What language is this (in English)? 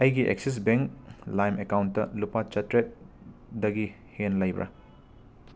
Manipuri